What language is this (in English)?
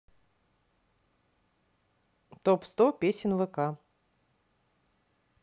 Russian